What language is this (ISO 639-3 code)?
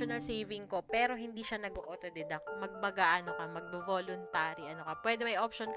fil